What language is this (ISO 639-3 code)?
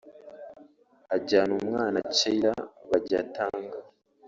kin